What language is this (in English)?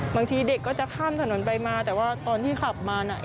Thai